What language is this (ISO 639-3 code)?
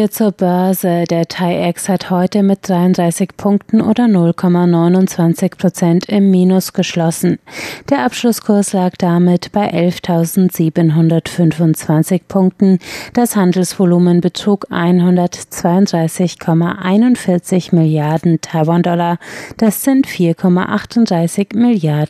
deu